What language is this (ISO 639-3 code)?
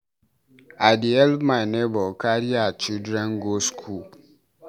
pcm